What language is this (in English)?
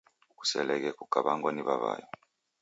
Taita